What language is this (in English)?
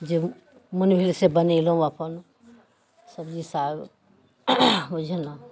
Maithili